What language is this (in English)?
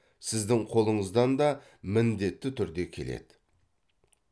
Kazakh